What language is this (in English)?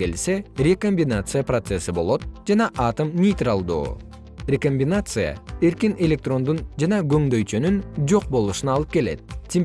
Kyrgyz